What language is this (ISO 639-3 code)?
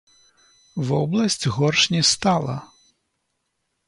bel